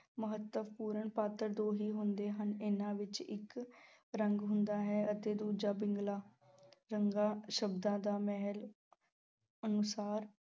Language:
Punjabi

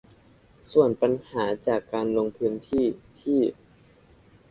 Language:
Thai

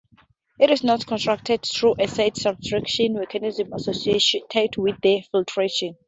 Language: English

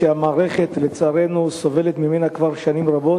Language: Hebrew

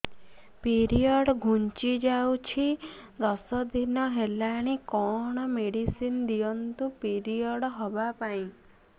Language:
Odia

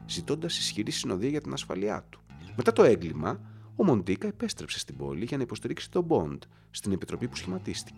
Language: Greek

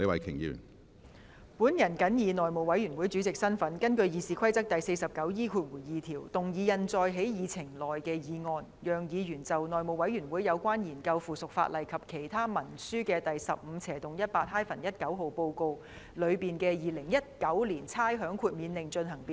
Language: Cantonese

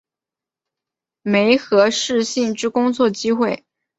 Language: Chinese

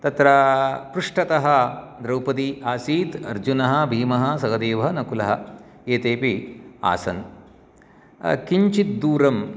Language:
Sanskrit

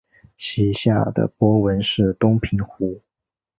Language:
Chinese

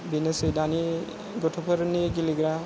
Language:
Bodo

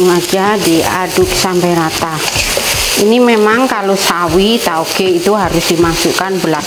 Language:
Indonesian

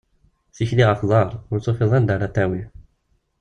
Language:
Kabyle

